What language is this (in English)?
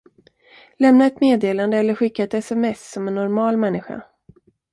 Swedish